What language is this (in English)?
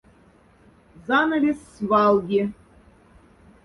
Moksha